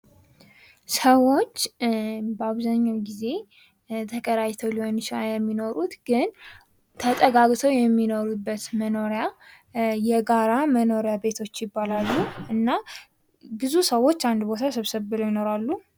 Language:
Amharic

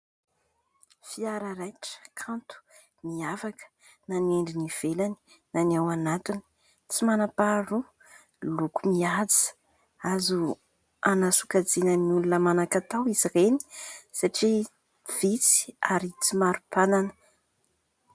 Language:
Malagasy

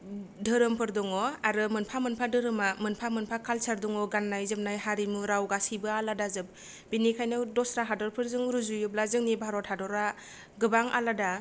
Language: Bodo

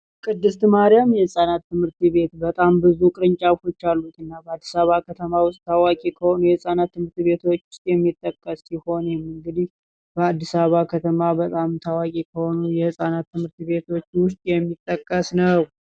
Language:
Amharic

